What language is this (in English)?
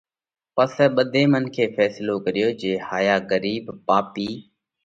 Parkari Koli